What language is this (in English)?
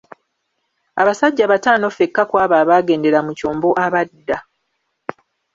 Ganda